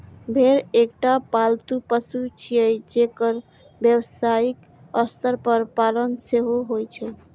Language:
Maithili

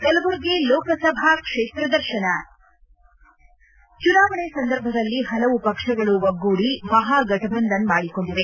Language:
Kannada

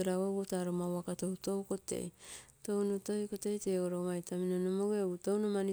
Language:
Terei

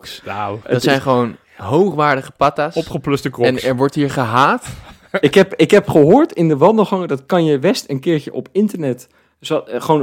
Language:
Dutch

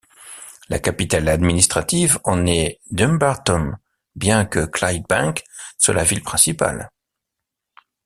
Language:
French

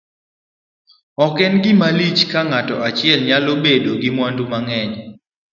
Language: Luo (Kenya and Tanzania)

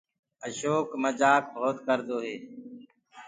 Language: Gurgula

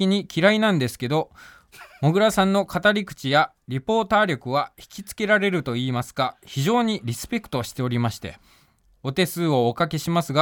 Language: Japanese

